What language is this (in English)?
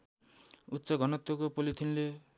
Nepali